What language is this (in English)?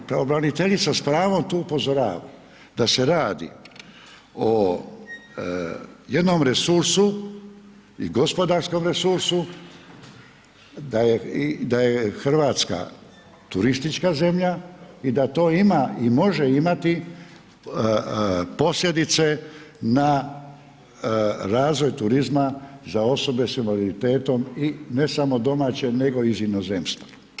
Croatian